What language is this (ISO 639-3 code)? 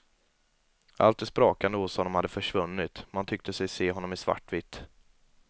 swe